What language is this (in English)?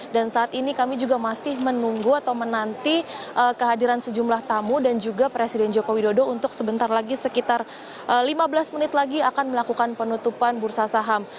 Indonesian